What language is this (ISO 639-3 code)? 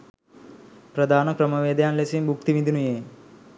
sin